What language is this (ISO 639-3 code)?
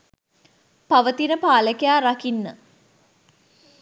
sin